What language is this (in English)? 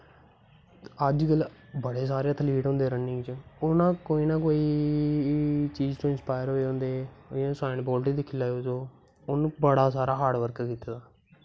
Dogri